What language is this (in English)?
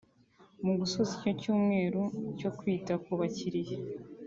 Kinyarwanda